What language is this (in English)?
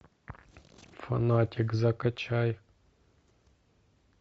Russian